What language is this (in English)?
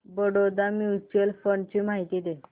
Marathi